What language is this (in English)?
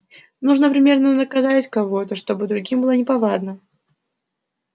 Russian